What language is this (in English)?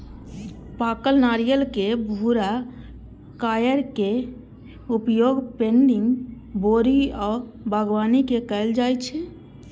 Maithili